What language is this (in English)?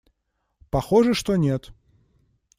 Russian